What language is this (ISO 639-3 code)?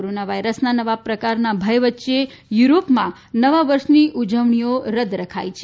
guj